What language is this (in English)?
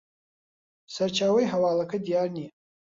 Central Kurdish